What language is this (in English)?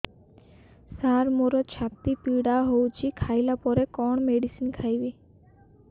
Odia